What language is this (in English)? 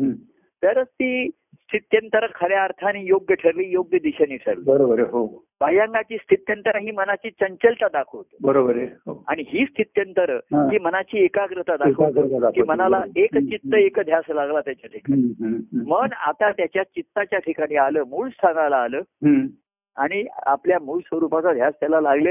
Marathi